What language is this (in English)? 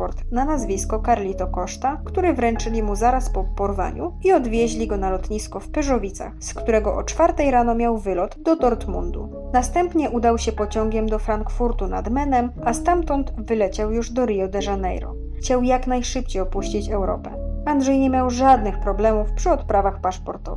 Polish